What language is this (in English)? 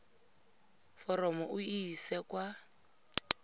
Tswana